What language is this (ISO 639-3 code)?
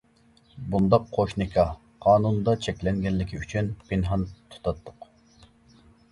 uig